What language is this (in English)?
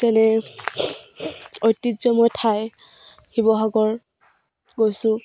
Assamese